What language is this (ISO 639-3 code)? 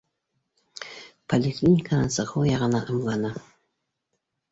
bak